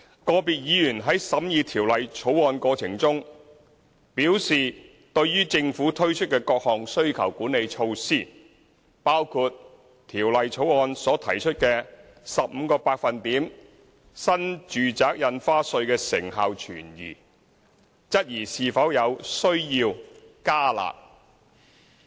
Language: Cantonese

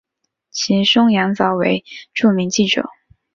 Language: Chinese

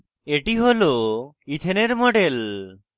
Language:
Bangla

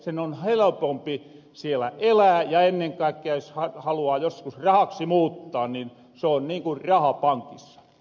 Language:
Finnish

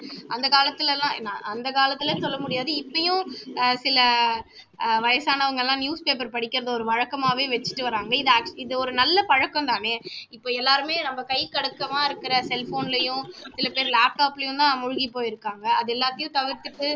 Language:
Tamil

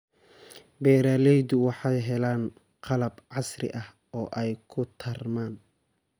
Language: Somali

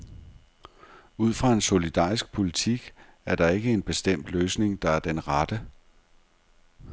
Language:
Danish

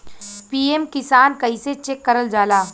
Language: Bhojpuri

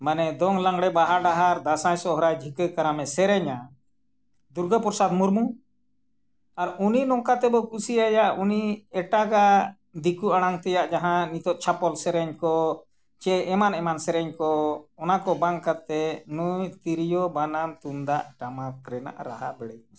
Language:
Santali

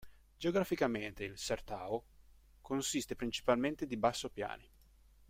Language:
Italian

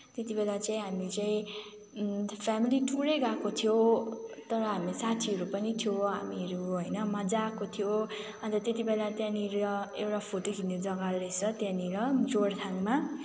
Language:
Nepali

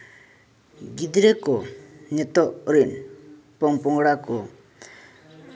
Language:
Santali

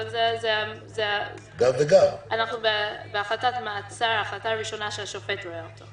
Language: Hebrew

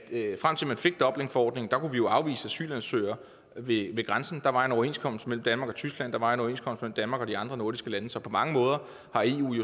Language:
Danish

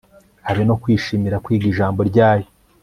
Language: Kinyarwanda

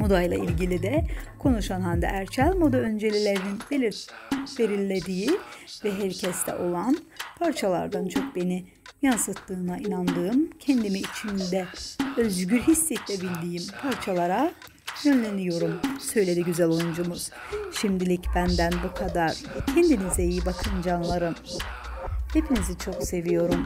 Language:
Turkish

